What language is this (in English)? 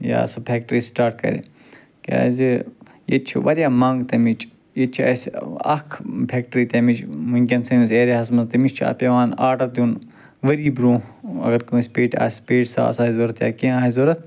Kashmiri